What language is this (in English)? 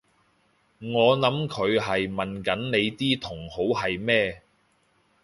Cantonese